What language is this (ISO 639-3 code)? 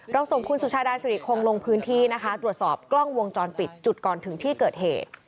tha